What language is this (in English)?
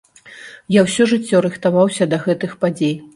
Belarusian